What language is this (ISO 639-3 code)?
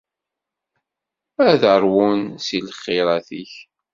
kab